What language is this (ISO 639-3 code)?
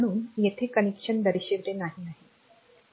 mar